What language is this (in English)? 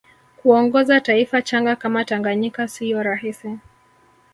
Swahili